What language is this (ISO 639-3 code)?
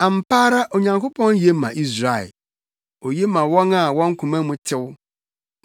aka